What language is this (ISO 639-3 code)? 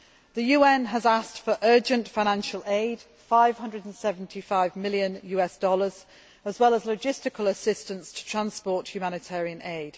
eng